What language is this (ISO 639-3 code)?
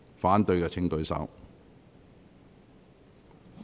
yue